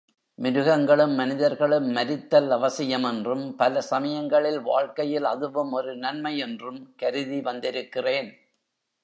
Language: Tamil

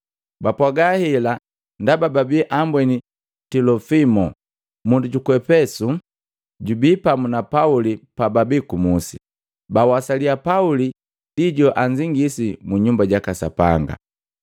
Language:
Matengo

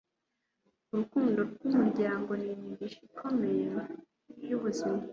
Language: Kinyarwanda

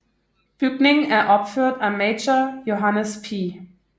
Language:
Danish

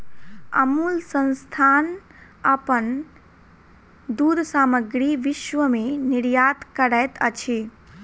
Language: Maithili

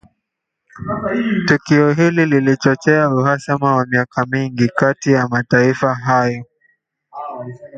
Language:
Swahili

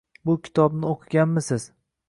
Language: Uzbek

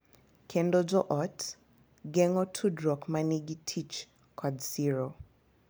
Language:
Luo (Kenya and Tanzania)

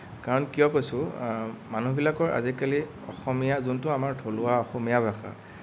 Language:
Assamese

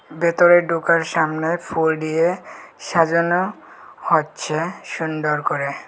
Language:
Bangla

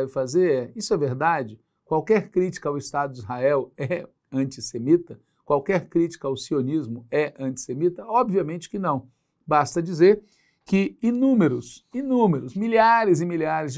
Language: Portuguese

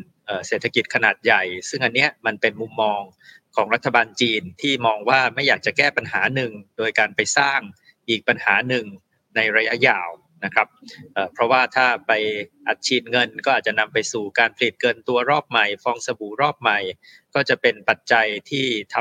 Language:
Thai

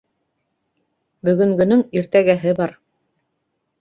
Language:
Bashkir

